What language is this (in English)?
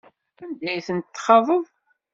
Kabyle